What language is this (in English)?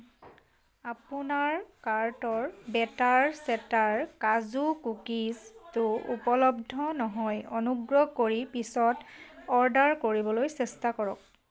Assamese